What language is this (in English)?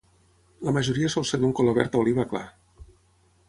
Catalan